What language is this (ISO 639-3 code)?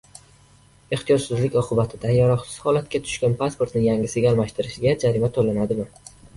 uzb